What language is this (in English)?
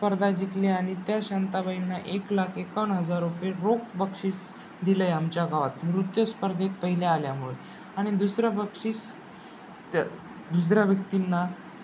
Marathi